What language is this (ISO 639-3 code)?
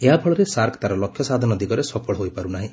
ori